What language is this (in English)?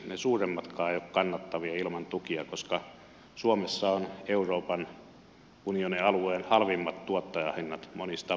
Finnish